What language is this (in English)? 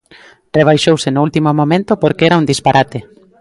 Galician